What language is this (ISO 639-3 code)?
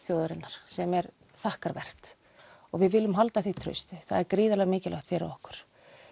isl